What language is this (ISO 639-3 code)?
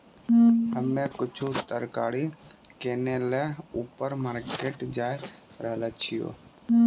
mai